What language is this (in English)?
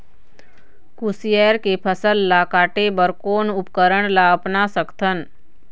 Chhattisgarhi